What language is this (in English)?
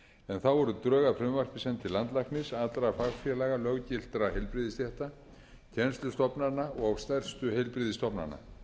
Icelandic